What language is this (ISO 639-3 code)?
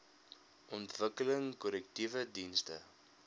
afr